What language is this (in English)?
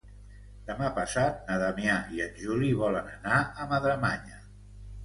Catalan